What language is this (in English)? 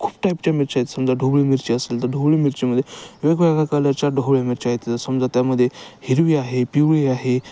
Marathi